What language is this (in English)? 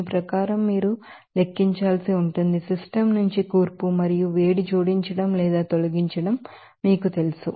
Telugu